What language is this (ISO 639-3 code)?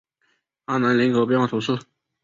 zho